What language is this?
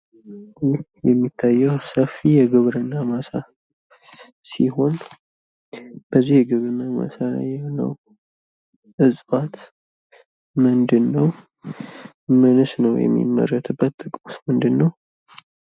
Amharic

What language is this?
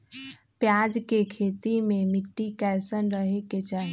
Magahi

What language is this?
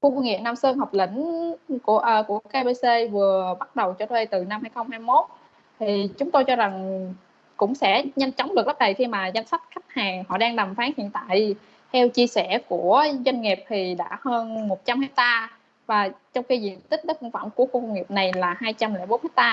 Vietnamese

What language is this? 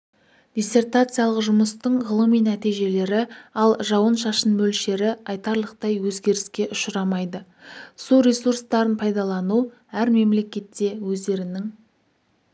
Kazakh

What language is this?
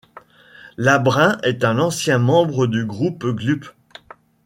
French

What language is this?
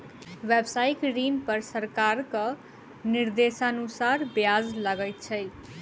Maithili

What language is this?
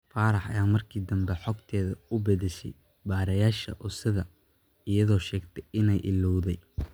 Somali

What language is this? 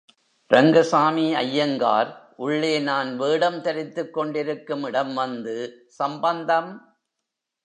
Tamil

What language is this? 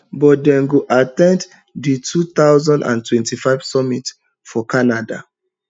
Nigerian Pidgin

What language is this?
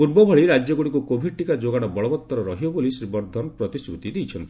Odia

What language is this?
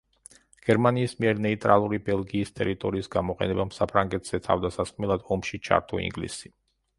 Georgian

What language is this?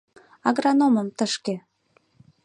Mari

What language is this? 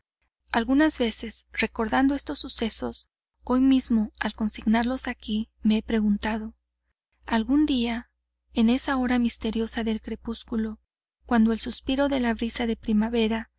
Spanish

